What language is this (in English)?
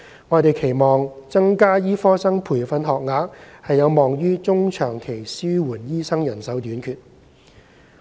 Cantonese